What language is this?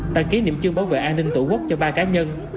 Vietnamese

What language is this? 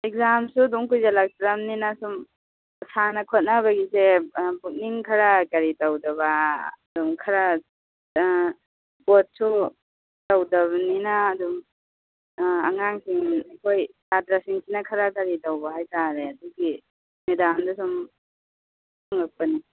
Manipuri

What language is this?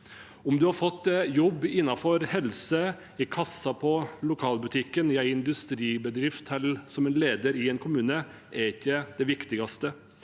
Norwegian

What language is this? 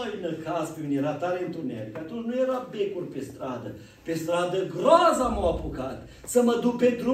Romanian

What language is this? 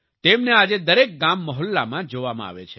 Gujarati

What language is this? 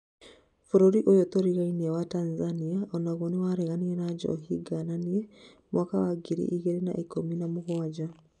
Kikuyu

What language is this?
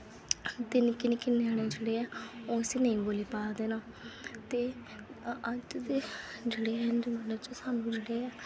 Dogri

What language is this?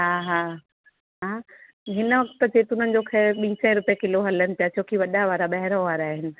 Sindhi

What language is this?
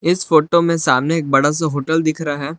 Hindi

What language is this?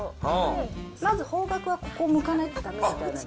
Japanese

